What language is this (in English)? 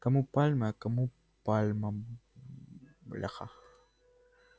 Russian